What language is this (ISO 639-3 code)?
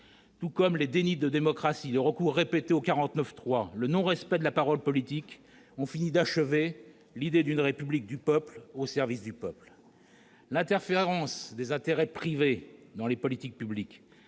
fra